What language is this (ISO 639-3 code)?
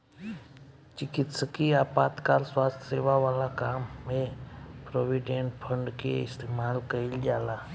bho